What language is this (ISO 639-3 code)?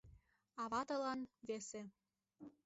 chm